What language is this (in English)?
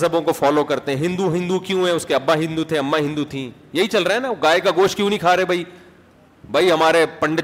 Urdu